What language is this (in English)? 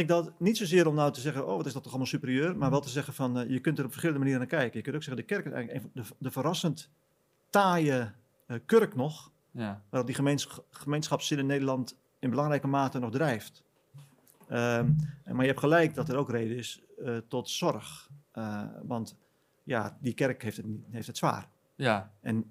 Dutch